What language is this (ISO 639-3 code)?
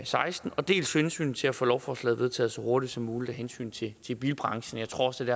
dan